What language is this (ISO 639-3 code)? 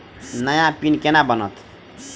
mai